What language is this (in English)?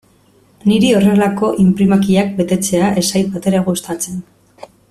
Basque